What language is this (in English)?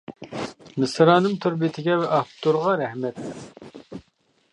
Uyghur